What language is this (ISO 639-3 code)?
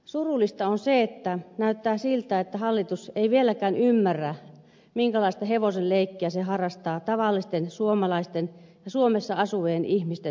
fin